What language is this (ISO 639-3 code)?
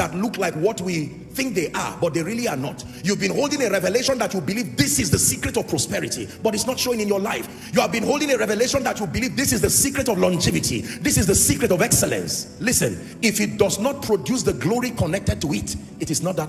eng